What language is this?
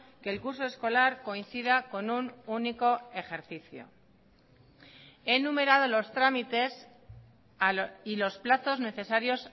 Spanish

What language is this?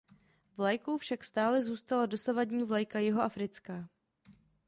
Czech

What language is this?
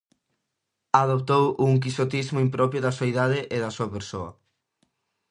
Galician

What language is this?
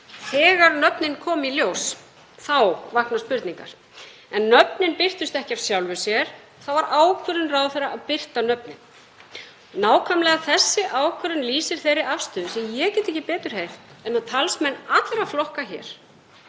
Icelandic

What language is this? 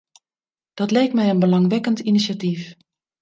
Dutch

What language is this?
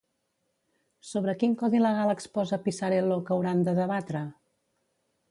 Catalan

